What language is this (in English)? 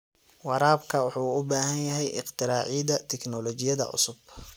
Somali